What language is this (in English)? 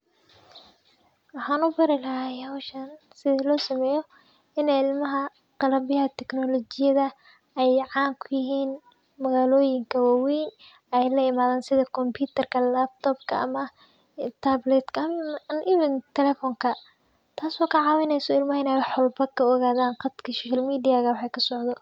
Somali